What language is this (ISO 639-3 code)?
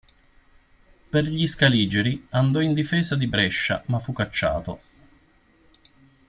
ita